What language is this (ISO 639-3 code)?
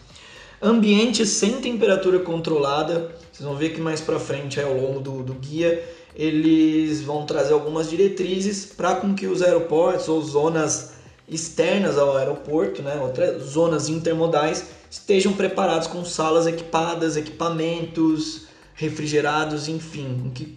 por